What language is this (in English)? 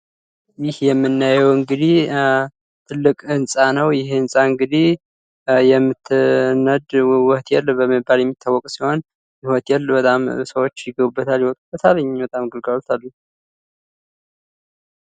Amharic